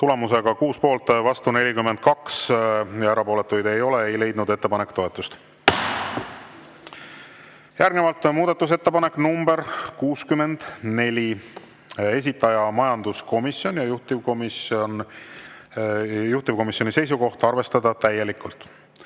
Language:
Estonian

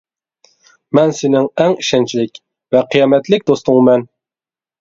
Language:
Uyghur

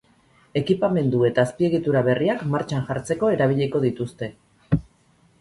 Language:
Basque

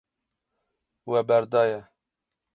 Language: Kurdish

